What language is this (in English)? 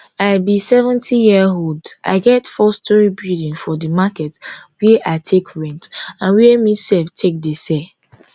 Nigerian Pidgin